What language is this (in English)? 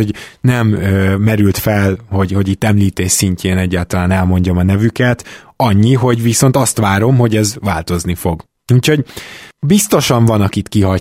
Hungarian